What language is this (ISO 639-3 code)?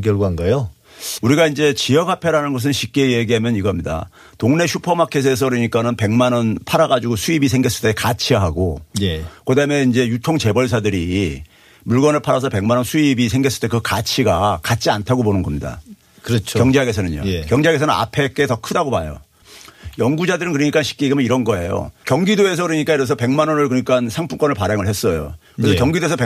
kor